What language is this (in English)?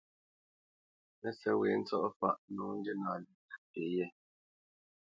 Bamenyam